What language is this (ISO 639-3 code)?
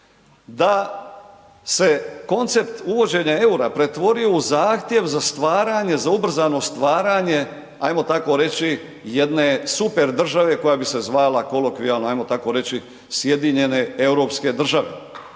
hrv